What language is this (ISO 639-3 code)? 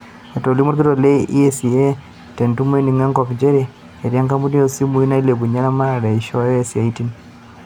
mas